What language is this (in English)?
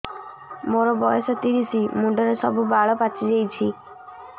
Odia